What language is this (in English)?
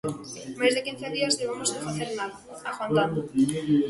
Galician